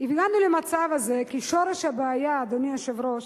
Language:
Hebrew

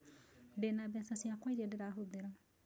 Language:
Kikuyu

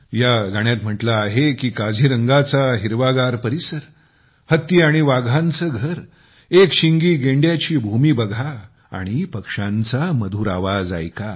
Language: Marathi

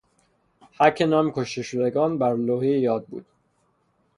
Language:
Persian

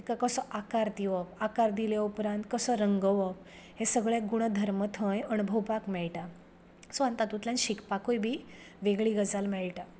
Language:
Konkani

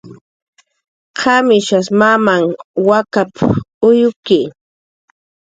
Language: Jaqaru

